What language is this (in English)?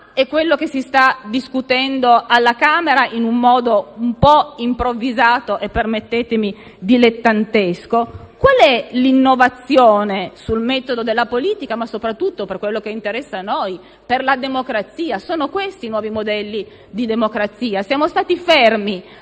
Italian